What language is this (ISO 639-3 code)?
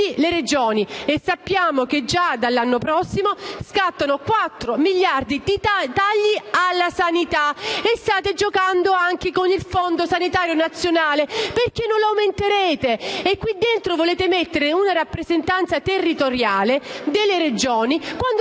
ita